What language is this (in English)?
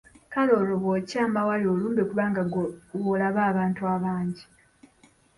Ganda